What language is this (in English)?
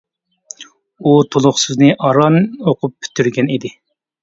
Uyghur